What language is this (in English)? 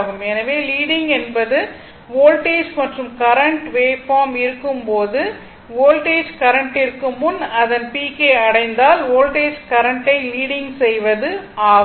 Tamil